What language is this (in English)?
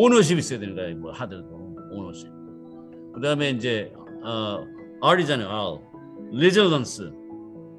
Korean